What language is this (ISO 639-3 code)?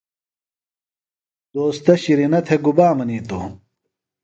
phl